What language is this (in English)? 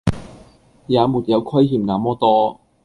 Cantonese